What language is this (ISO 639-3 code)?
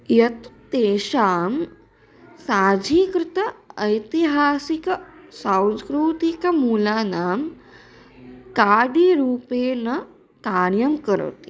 san